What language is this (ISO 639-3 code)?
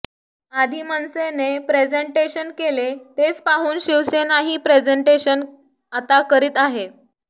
mar